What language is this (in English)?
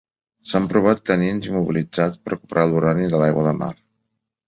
Catalan